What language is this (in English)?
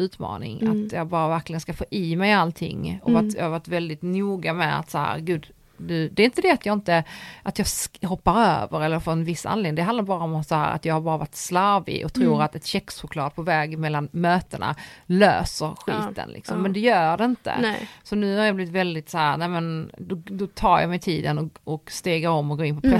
Swedish